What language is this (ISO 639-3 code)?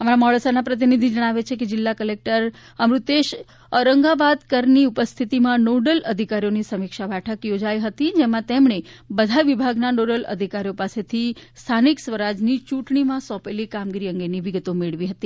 guj